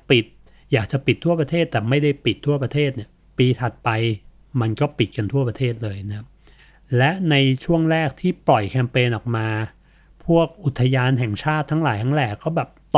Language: Thai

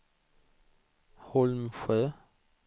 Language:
Swedish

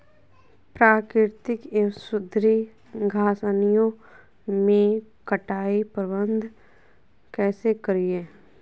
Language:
Magahi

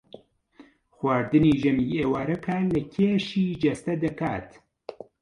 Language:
Central Kurdish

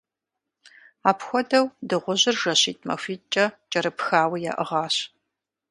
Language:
Kabardian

